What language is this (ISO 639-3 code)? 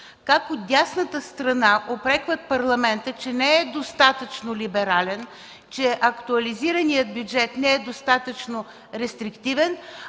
bul